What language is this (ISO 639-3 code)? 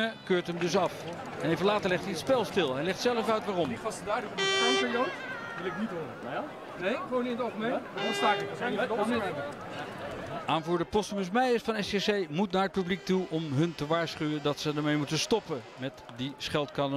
nld